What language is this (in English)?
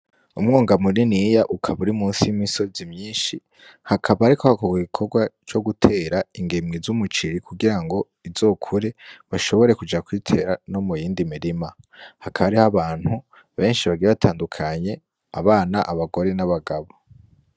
Rundi